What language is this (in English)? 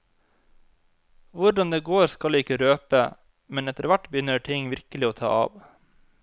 Norwegian